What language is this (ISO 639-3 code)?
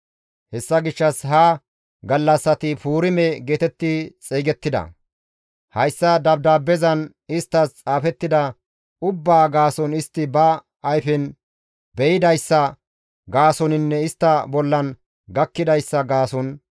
gmv